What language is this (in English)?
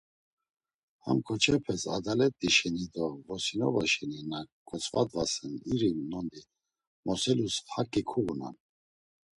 Laz